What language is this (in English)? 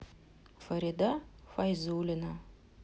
Russian